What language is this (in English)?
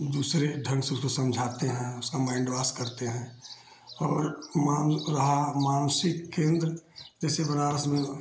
Hindi